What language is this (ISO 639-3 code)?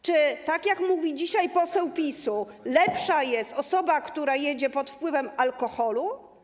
pol